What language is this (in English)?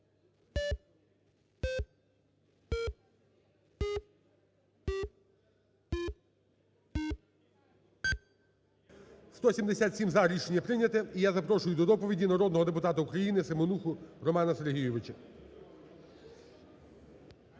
Ukrainian